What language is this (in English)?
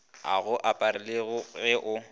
Northern Sotho